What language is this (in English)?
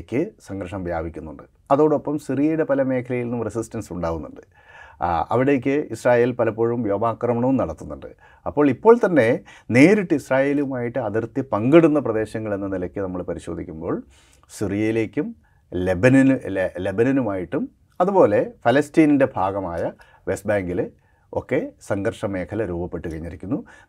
Malayalam